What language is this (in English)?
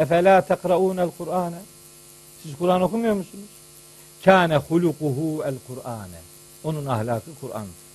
Turkish